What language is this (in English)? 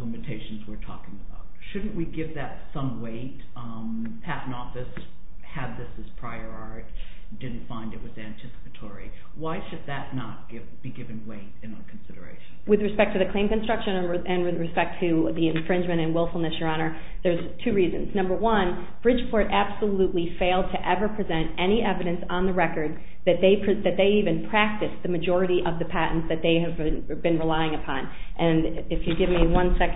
English